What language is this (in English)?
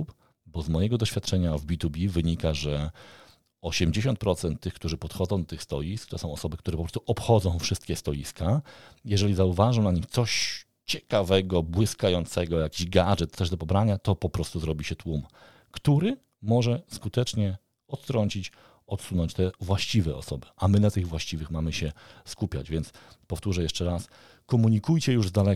Polish